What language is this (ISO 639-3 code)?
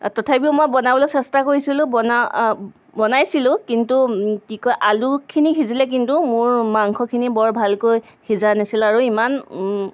asm